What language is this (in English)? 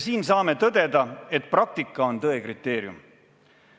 Estonian